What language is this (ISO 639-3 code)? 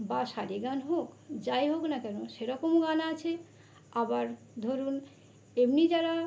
ben